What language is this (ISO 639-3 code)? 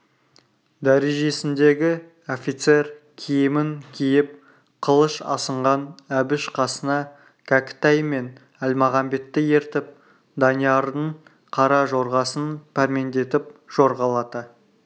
kaz